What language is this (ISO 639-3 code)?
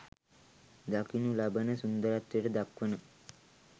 sin